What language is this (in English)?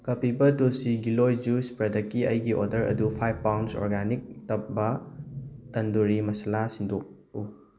Manipuri